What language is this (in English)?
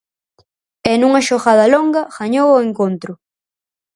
Galician